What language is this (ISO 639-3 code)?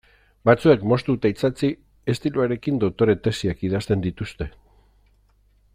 eus